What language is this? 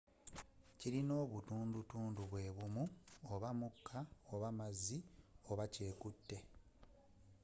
Ganda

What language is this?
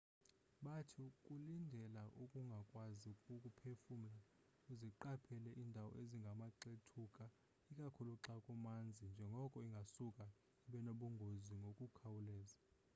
Xhosa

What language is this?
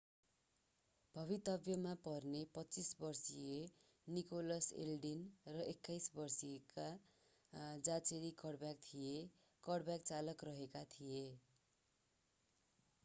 Nepali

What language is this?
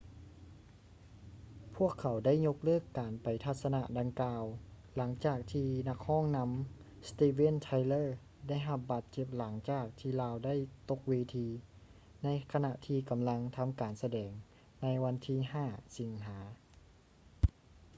Lao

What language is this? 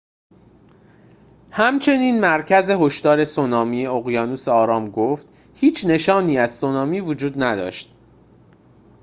Persian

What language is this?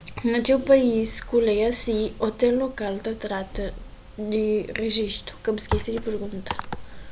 Kabuverdianu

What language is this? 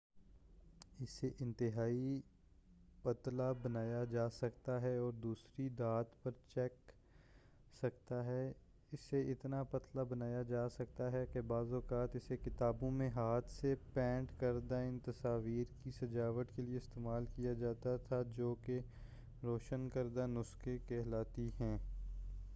Urdu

